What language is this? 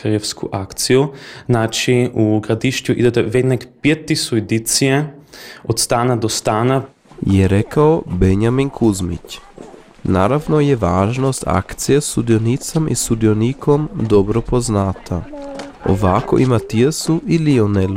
Croatian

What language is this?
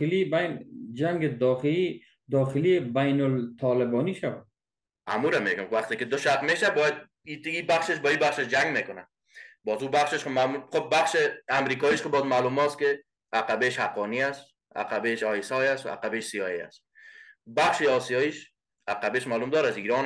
Persian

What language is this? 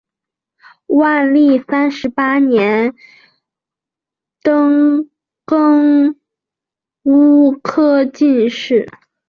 Chinese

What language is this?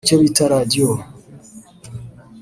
Kinyarwanda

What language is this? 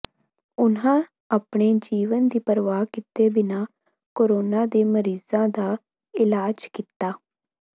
Punjabi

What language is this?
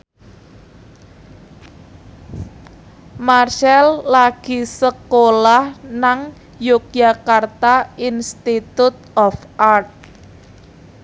Javanese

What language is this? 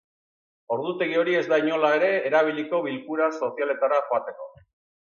Basque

